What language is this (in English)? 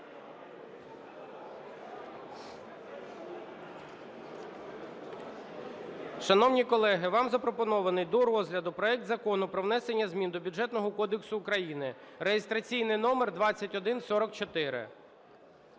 Ukrainian